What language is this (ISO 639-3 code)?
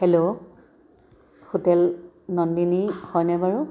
asm